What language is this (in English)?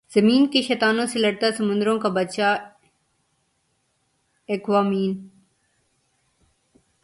Urdu